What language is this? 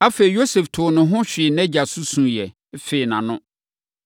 Akan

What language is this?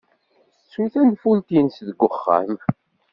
Kabyle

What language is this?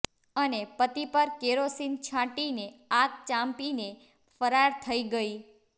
Gujarati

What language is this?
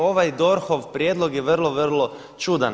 Croatian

